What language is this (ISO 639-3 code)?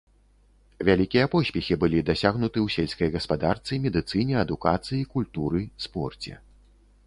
bel